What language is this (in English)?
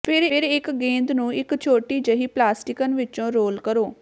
Punjabi